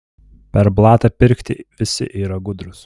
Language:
Lithuanian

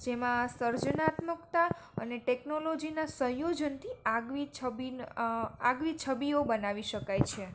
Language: Gujarati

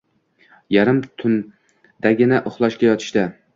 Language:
Uzbek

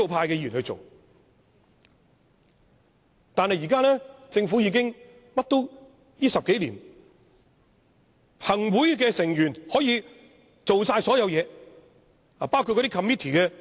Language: Cantonese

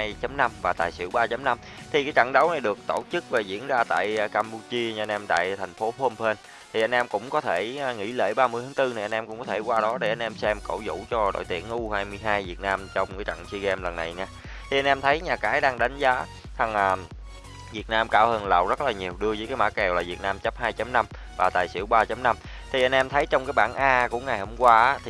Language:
Vietnamese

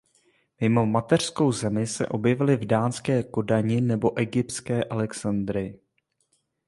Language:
Czech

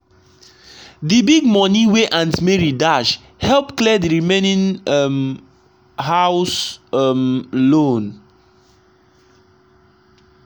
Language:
Nigerian Pidgin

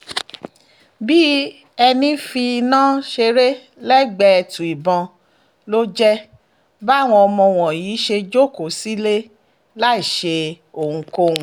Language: Yoruba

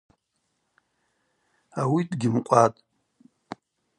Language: Abaza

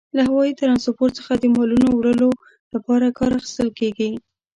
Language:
Pashto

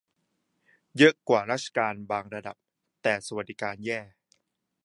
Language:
Thai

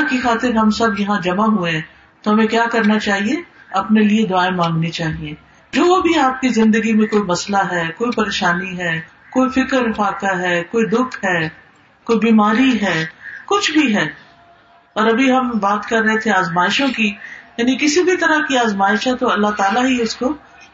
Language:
Urdu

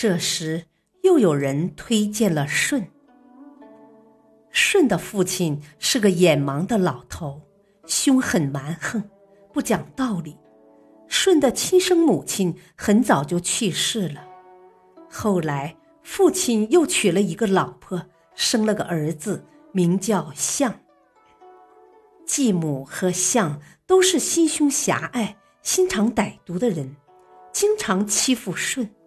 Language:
Chinese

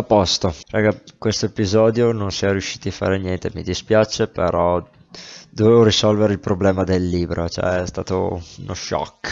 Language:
Italian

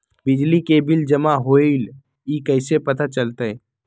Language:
Magahi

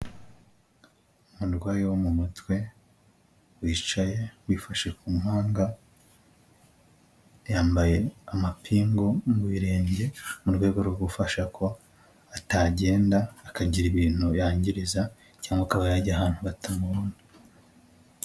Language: Kinyarwanda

